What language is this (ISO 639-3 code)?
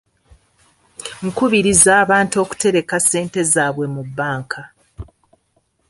lug